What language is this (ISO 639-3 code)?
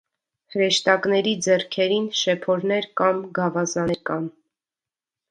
hye